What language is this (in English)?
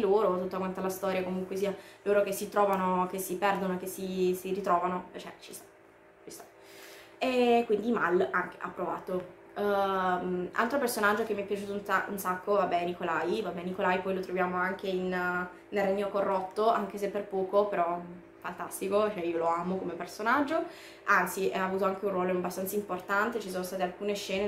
Italian